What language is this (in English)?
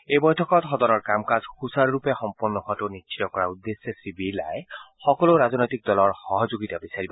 Assamese